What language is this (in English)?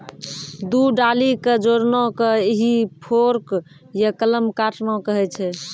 Maithili